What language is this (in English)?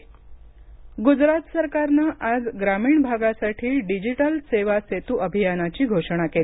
Marathi